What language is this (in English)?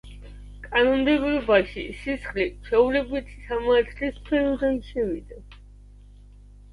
Georgian